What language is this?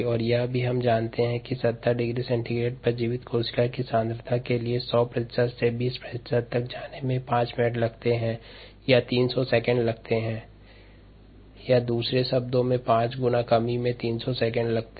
Hindi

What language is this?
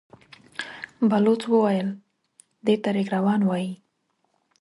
Pashto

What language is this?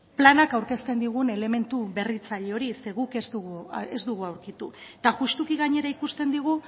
Basque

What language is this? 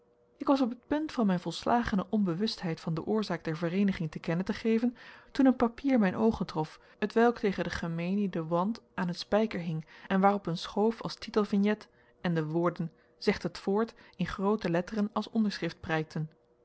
Dutch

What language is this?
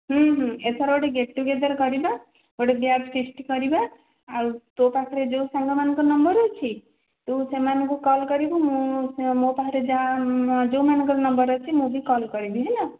Odia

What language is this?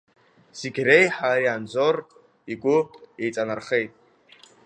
Abkhazian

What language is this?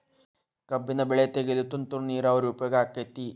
Kannada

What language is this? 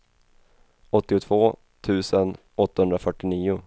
Swedish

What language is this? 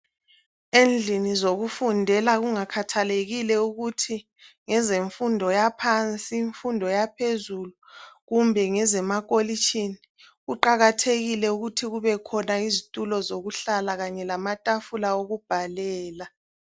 North Ndebele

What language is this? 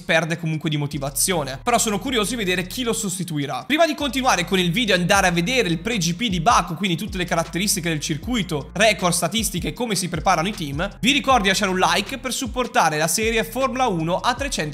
Italian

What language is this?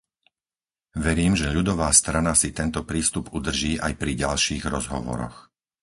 Slovak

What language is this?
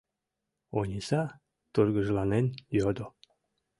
Mari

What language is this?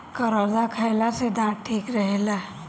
Bhojpuri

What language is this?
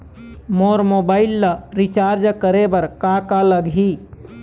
Chhattisgarhi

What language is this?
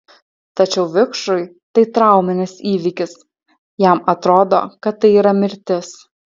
Lithuanian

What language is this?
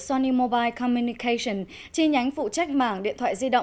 Vietnamese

